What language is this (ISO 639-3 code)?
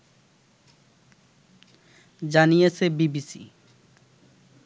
ben